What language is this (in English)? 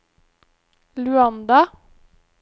Norwegian